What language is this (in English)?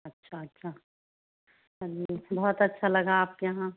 Hindi